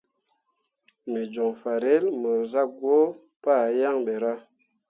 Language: Mundang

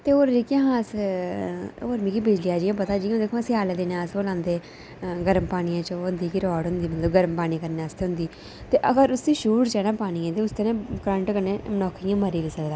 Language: Dogri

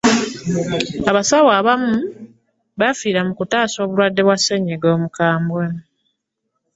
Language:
Ganda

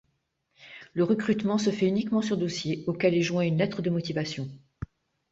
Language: French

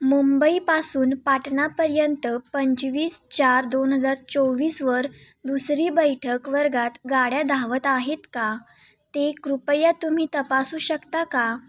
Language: Marathi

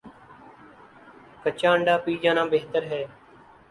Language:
Urdu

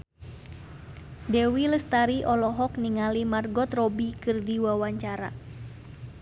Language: Sundanese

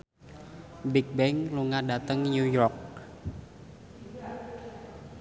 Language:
Javanese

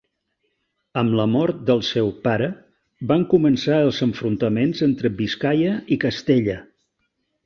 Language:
Catalan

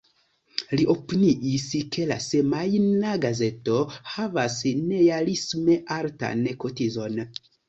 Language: Esperanto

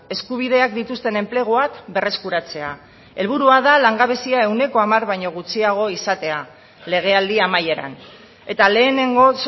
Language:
Basque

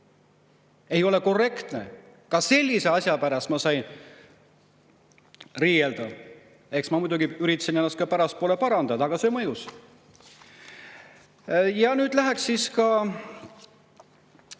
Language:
Estonian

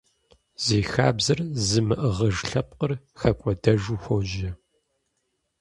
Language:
Kabardian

